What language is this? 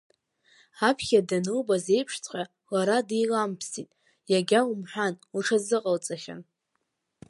Abkhazian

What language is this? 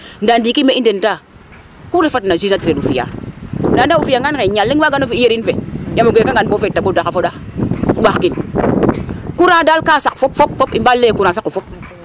Serer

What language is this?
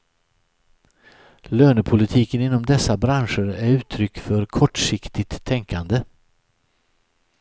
Swedish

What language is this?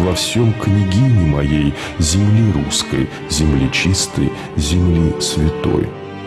Russian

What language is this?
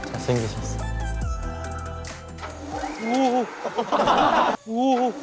Korean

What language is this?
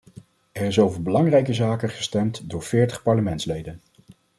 Dutch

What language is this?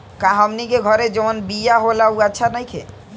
Bhojpuri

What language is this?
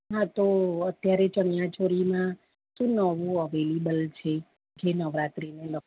Gujarati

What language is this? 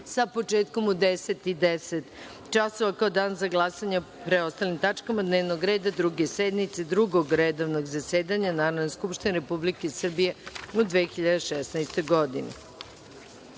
Serbian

